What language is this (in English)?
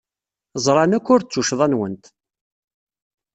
Kabyle